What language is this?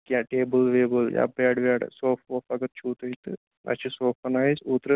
Kashmiri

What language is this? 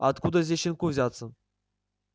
Russian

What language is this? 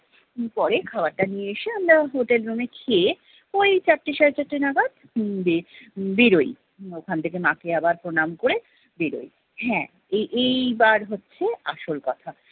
Bangla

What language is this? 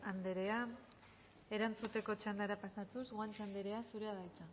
Basque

